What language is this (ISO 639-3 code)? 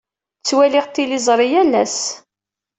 kab